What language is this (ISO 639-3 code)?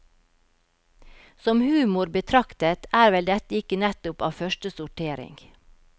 nor